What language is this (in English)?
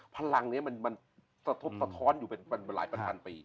Thai